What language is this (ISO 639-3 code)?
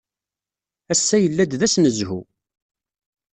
kab